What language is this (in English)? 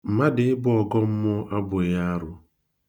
Igbo